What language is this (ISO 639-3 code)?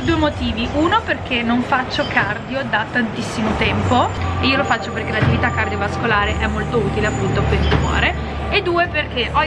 ita